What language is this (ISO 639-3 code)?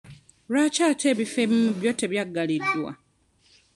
lug